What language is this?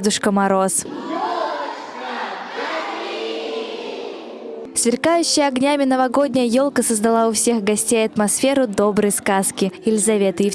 Russian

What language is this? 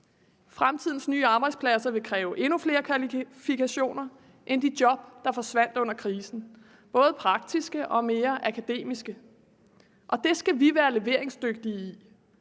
Danish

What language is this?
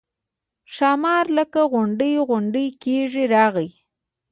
Pashto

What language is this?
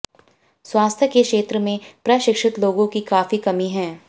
Hindi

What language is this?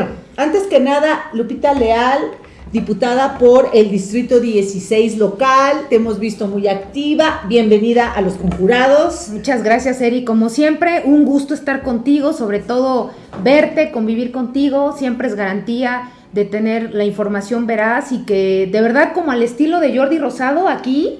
Spanish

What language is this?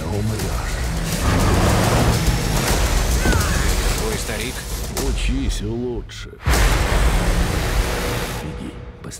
Russian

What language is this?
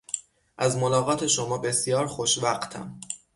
Persian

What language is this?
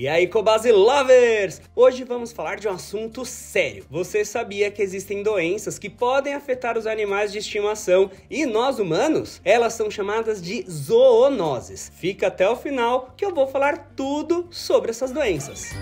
Portuguese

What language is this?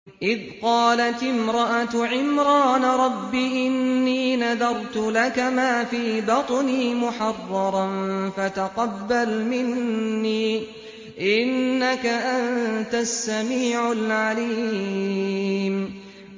Arabic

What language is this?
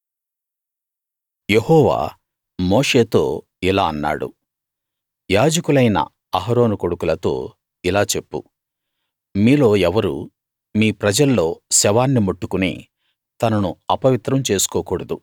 Telugu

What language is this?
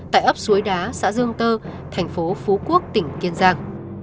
Vietnamese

